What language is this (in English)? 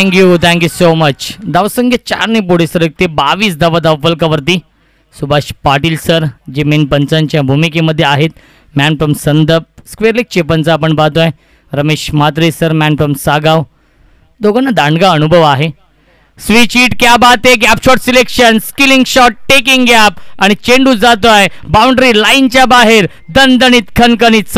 Hindi